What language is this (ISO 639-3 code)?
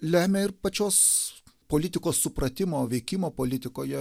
lit